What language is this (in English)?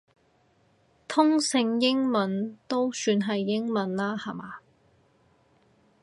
Cantonese